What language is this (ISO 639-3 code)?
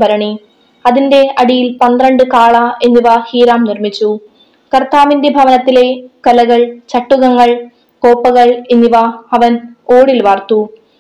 mal